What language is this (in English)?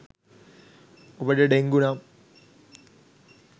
Sinhala